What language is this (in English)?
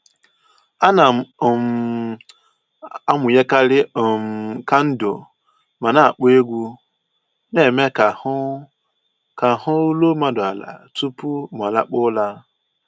Igbo